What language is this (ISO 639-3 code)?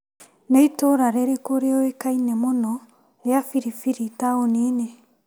kik